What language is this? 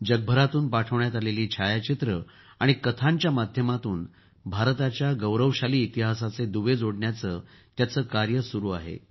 Marathi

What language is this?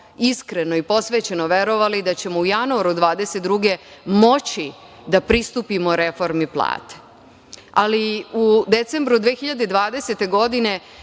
Serbian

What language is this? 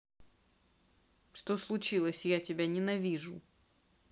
Russian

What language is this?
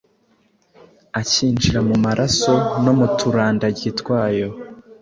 Kinyarwanda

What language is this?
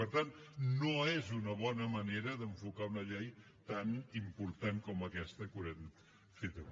Catalan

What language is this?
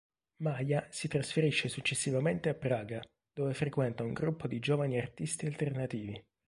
Italian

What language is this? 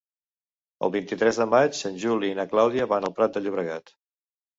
Catalan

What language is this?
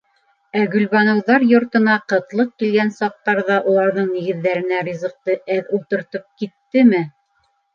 Bashkir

